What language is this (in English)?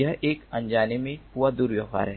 Hindi